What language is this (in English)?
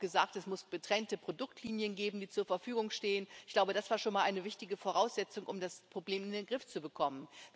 German